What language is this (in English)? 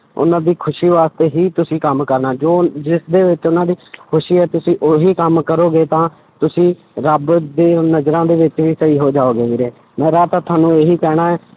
Punjabi